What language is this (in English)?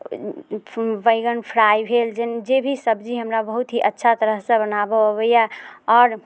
Maithili